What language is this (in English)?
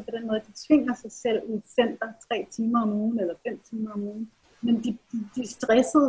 Danish